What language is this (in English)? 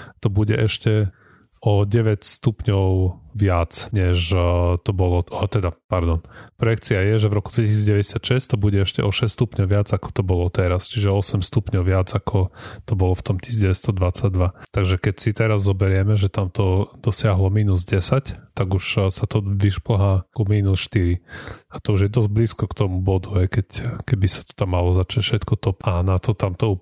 Slovak